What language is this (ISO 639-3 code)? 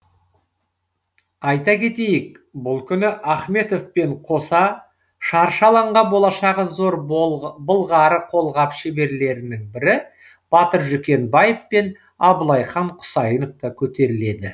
kaz